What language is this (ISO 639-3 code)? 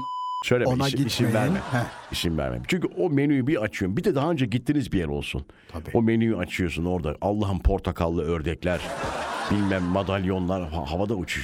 tur